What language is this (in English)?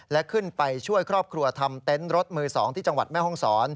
Thai